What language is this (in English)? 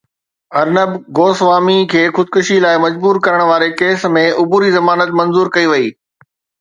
Sindhi